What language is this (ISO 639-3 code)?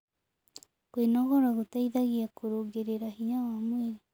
kik